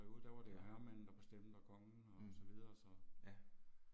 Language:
Danish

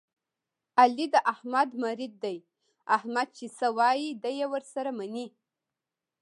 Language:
Pashto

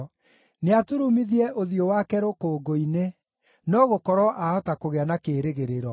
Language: Kikuyu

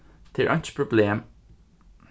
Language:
Faroese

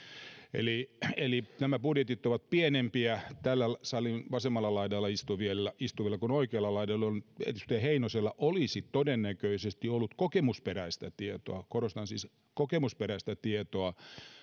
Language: Finnish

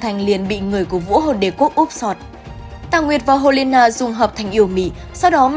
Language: Vietnamese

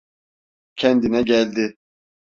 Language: Turkish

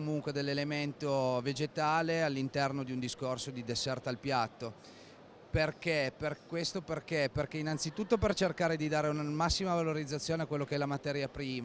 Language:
Italian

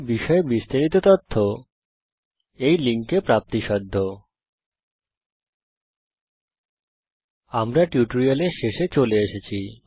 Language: Bangla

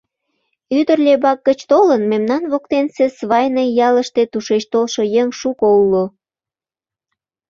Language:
Mari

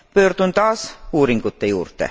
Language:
Estonian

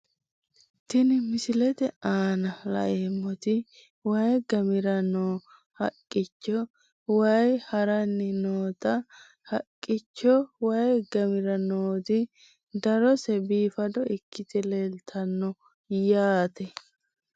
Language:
Sidamo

